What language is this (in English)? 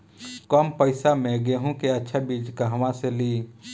Bhojpuri